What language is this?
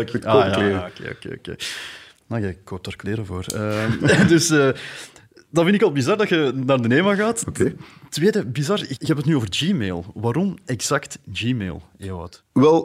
Dutch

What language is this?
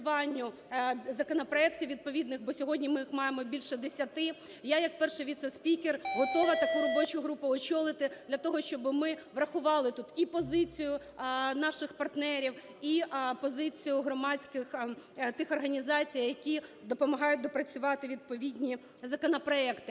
Ukrainian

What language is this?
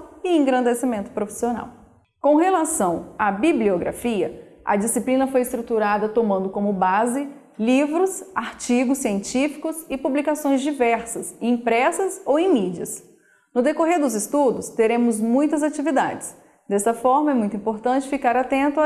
Portuguese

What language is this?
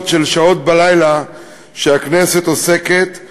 Hebrew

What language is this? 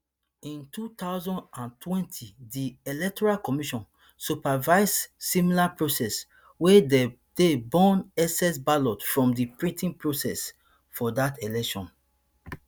Nigerian Pidgin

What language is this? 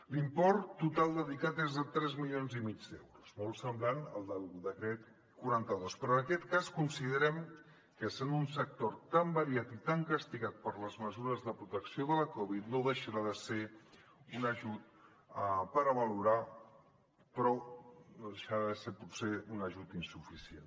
Catalan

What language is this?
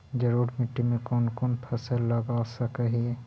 Magahi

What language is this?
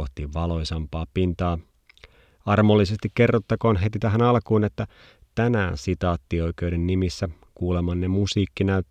Finnish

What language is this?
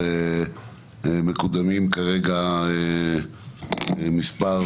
Hebrew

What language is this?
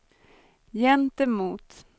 Swedish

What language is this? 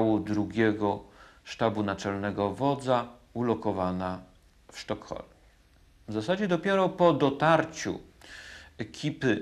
Polish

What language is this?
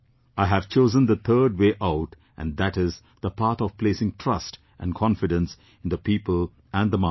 English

